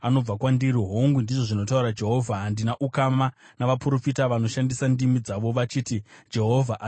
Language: Shona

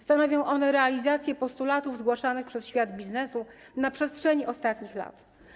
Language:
Polish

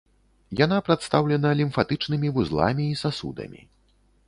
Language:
Belarusian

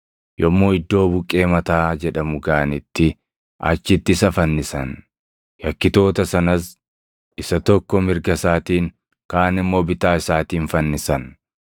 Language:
Oromo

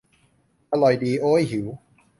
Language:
Thai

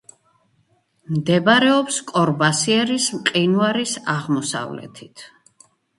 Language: Georgian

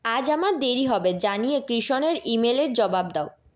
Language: Bangla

